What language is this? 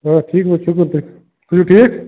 Kashmiri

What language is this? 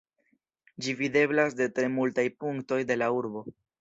Esperanto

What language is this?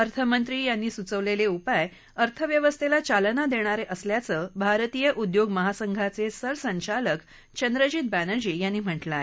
Marathi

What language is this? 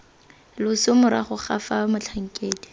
Tswana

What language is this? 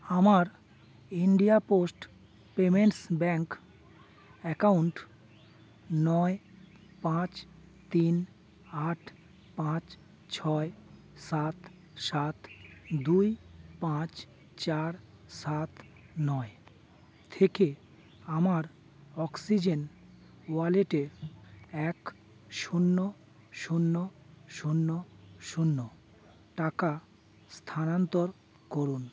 Bangla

